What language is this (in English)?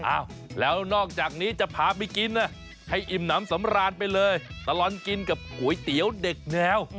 Thai